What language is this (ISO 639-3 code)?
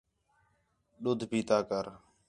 xhe